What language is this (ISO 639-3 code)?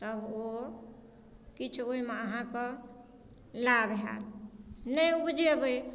mai